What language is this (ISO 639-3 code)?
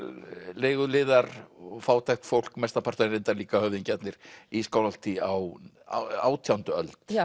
isl